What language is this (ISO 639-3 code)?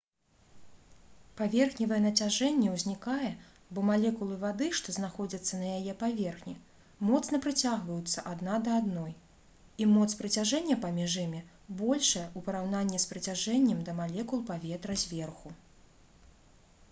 bel